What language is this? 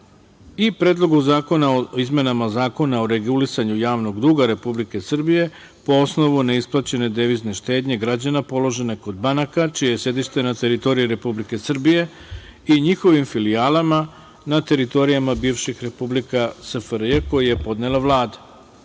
Serbian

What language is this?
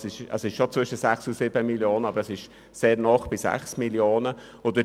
Swiss German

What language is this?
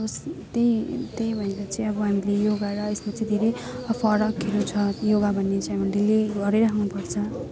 Nepali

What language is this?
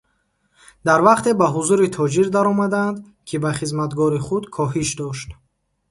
Tajik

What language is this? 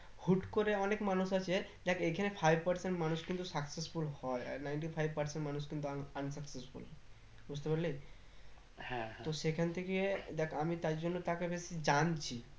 Bangla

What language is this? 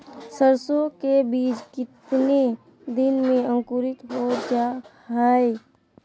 Magahi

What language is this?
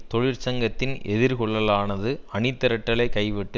Tamil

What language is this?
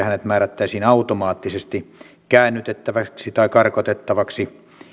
Finnish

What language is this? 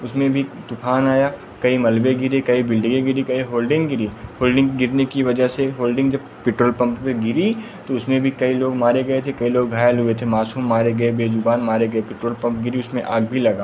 Hindi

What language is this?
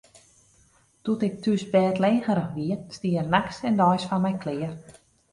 Western Frisian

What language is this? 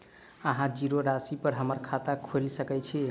Maithili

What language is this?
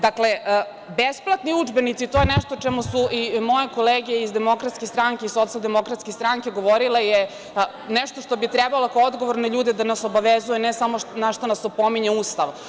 Serbian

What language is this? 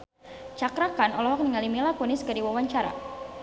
Sundanese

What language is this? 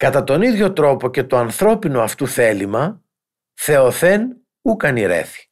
Greek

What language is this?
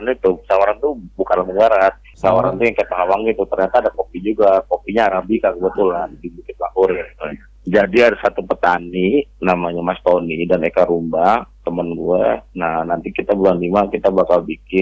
Indonesian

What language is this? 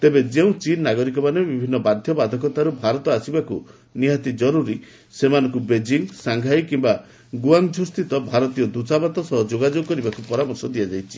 Odia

